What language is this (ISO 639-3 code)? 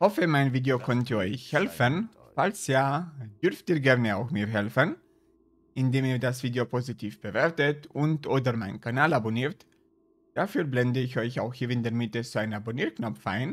deu